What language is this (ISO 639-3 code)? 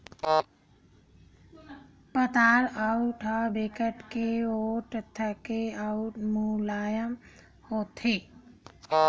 hne